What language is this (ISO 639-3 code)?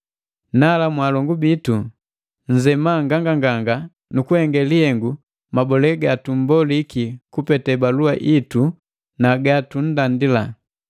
mgv